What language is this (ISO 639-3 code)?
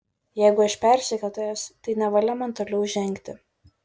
lit